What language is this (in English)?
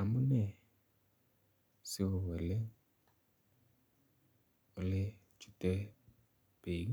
Kalenjin